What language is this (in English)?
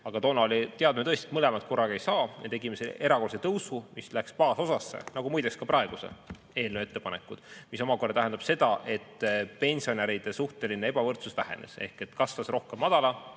Estonian